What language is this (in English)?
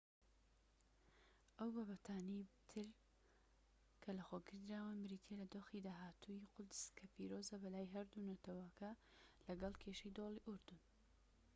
Central Kurdish